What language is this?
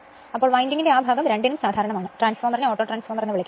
Malayalam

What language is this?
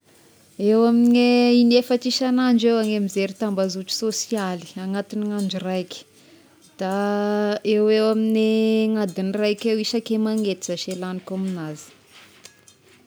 Tesaka Malagasy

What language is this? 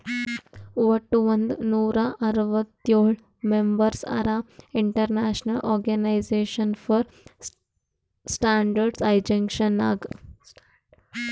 Kannada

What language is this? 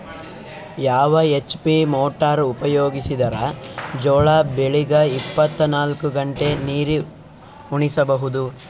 Kannada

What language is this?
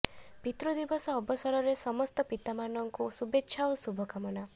Odia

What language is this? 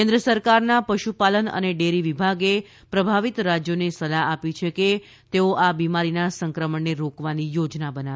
Gujarati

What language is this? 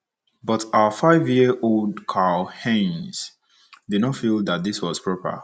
Igbo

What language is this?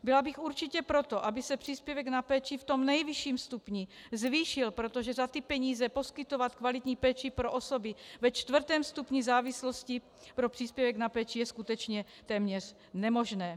Czech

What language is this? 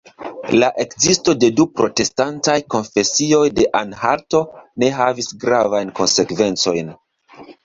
Esperanto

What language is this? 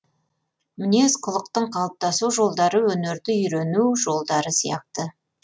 Kazakh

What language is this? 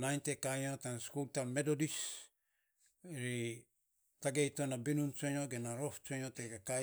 Saposa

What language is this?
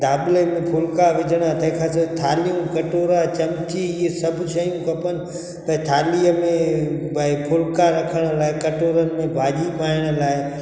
Sindhi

